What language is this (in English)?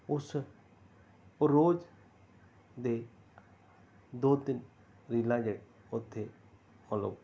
Punjabi